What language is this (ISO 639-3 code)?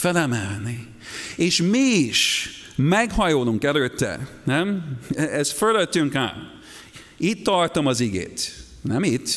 hun